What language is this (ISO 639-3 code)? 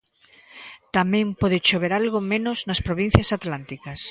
glg